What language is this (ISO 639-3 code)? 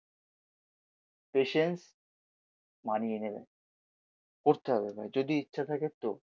ben